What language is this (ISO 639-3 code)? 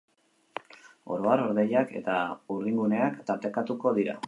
eus